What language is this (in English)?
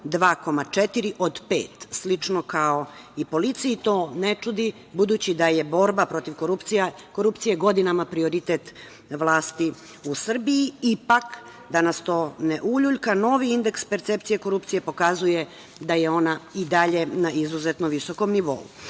Serbian